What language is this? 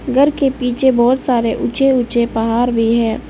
Hindi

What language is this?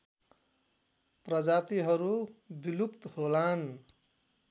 Nepali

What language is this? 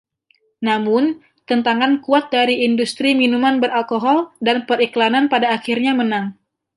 Indonesian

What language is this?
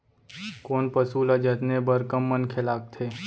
Chhattisgarhi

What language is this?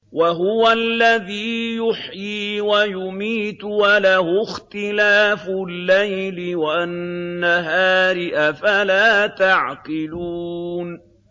Arabic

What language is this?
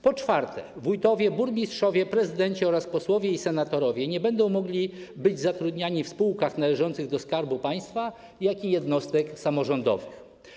Polish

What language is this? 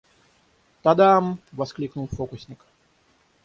Russian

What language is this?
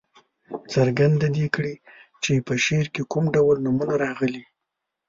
Pashto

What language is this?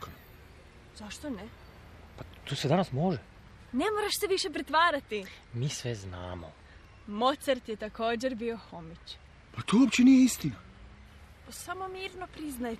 Croatian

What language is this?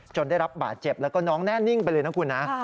Thai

